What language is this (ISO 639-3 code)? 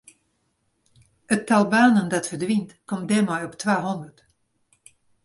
fry